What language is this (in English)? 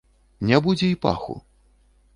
Belarusian